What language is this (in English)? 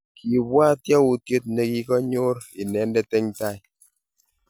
Kalenjin